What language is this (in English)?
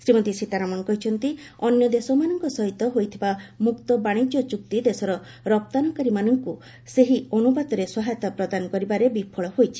Odia